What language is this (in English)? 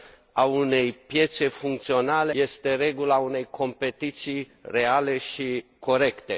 Romanian